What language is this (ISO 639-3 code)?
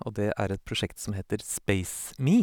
nor